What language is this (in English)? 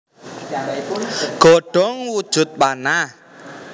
Javanese